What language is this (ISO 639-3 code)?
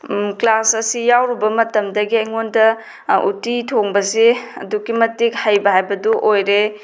mni